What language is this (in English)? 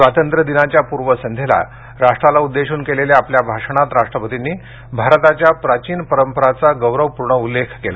Marathi